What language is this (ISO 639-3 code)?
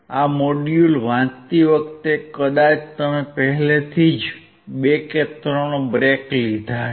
guj